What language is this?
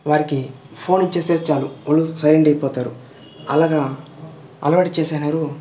Telugu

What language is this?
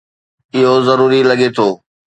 Sindhi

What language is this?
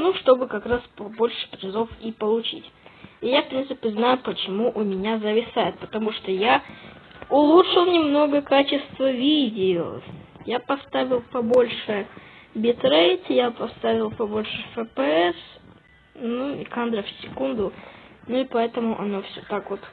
Russian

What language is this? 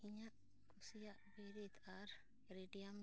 Santali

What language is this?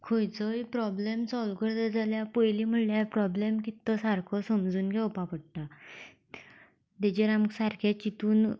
Konkani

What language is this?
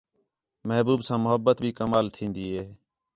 Khetrani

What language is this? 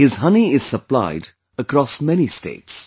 English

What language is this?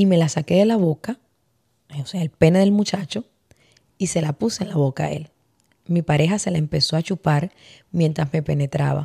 Spanish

